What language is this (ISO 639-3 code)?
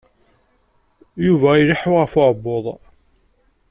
kab